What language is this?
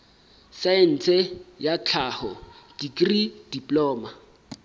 Southern Sotho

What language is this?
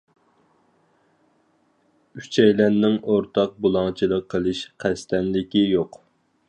Uyghur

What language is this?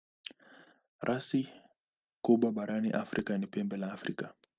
Swahili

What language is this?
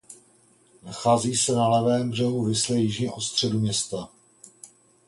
Czech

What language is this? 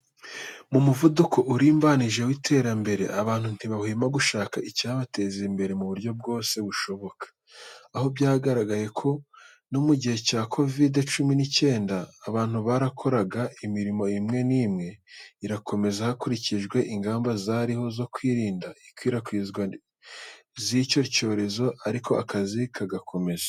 Kinyarwanda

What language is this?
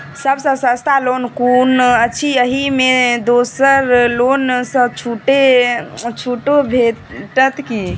Maithili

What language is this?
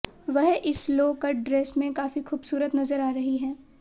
Hindi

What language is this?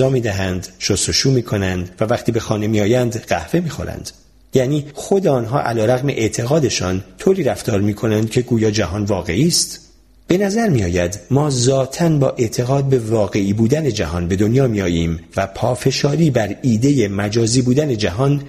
Persian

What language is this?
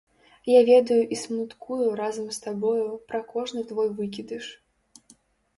Belarusian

